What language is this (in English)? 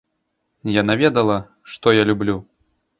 Belarusian